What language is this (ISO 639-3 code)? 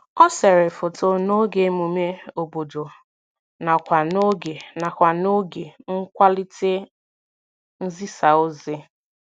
ibo